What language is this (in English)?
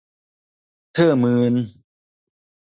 Thai